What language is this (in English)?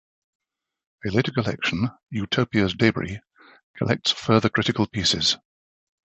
English